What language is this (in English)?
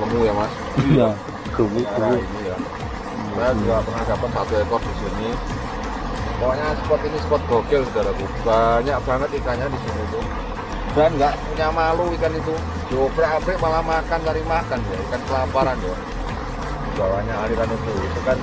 Indonesian